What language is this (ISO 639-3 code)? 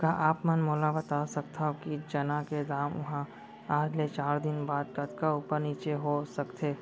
hne